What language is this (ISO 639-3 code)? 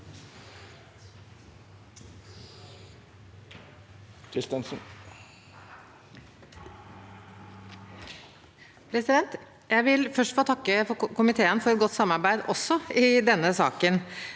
nor